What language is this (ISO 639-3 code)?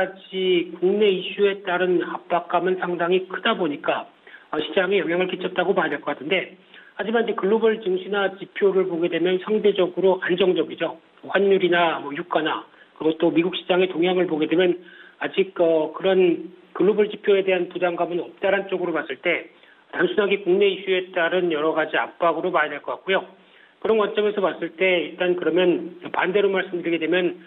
kor